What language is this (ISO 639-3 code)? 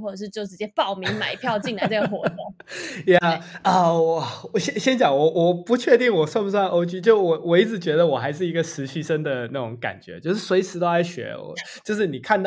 zho